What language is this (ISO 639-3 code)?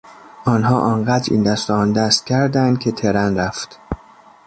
fas